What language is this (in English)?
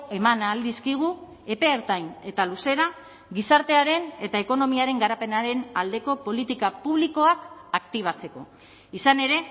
Basque